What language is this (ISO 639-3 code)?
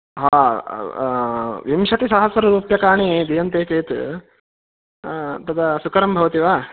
san